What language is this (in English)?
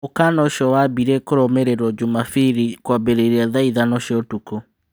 Kikuyu